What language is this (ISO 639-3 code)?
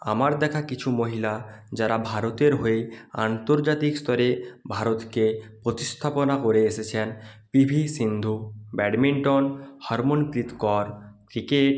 ben